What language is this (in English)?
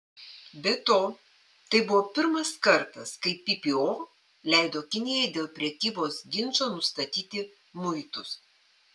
Lithuanian